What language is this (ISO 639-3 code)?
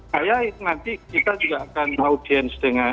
ind